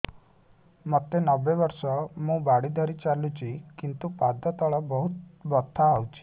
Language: Odia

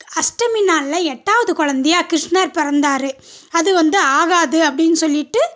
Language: Tamil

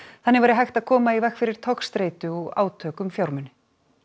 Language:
Icelandic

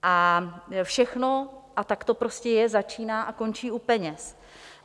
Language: Czech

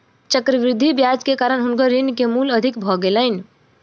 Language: Maithili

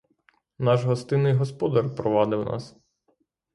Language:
Ukrainian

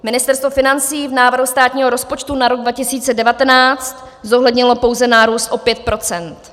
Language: Czech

